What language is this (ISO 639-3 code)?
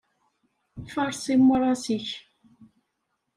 kab